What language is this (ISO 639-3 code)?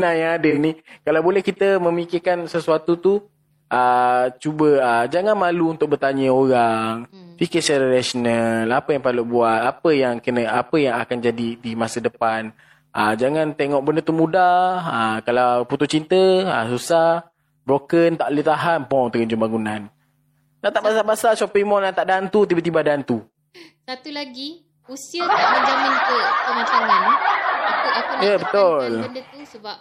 msa